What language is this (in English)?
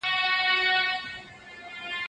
Pashto